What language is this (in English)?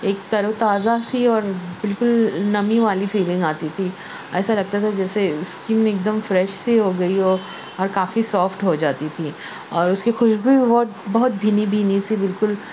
Urdu